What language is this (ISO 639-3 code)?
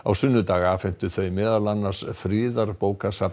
isl